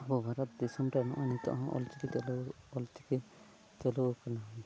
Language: Santali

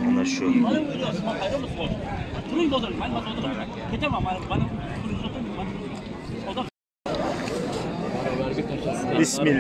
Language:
Turkish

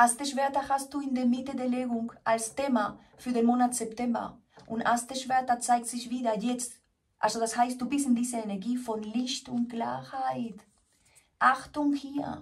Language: German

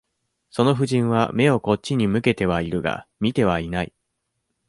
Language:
Japanese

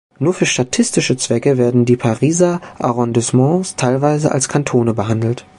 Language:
German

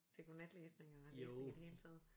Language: Danish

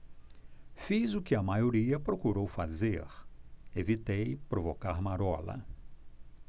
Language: Portuguese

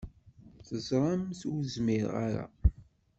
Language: Kabyle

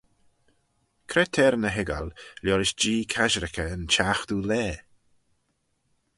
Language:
Manx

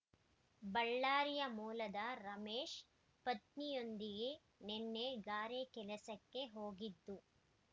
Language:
Kannada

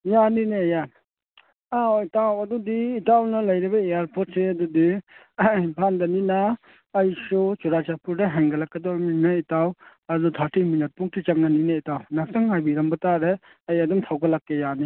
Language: Manipuri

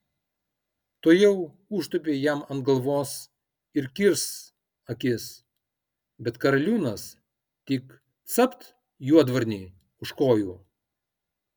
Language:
Lithuanian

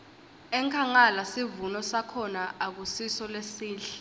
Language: Swati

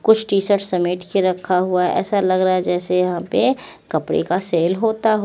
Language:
Hindi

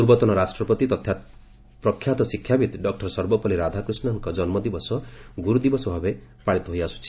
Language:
Odia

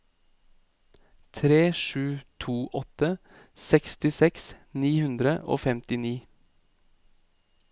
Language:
Norwegian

